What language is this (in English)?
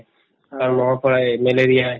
Assamese